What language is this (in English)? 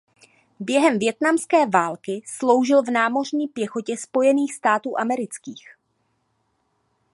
Czech